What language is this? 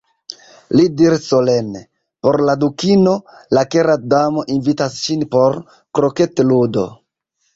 Esperanto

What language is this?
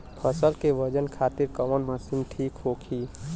Bhojpuri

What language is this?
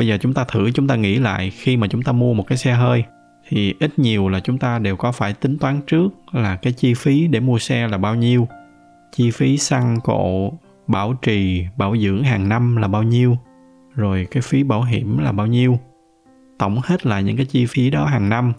Vietnamese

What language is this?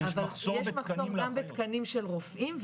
Hebrew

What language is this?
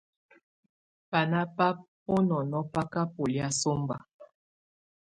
Tunen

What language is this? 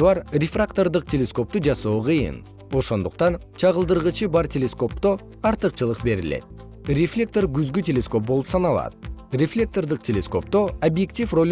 Kyrgyz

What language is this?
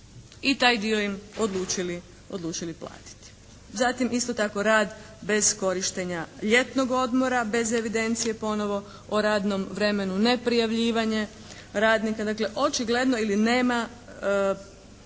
Croatian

